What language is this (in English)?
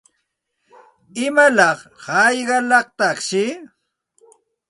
Santa Ana de Tusi Pasco Quechua